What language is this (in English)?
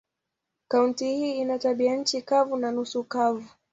Swahili